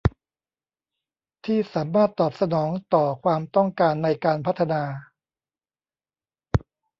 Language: Thai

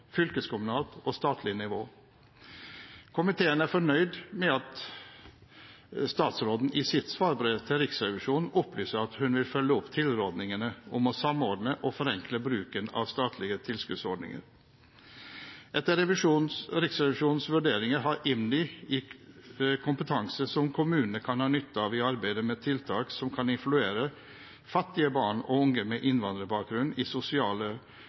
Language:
Norwegian Bokmål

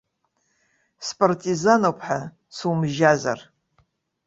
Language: Abkhazian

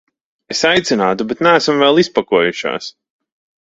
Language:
Latvian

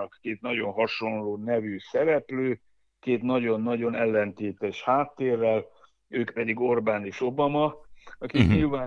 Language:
Hungarian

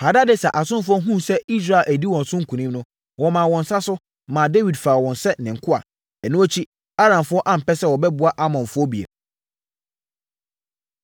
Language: Akan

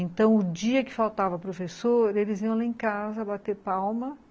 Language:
Portuguese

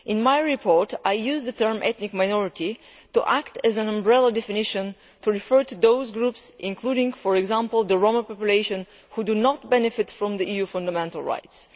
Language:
English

